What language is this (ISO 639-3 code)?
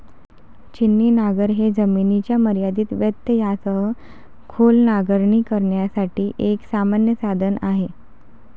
mar